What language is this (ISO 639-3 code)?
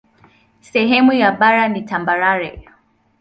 swa